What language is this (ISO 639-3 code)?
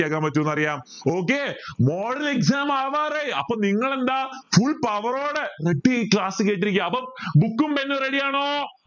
mal